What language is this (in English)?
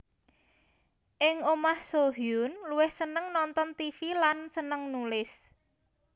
Javanese